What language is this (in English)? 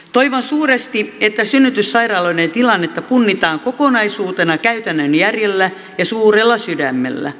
Finnish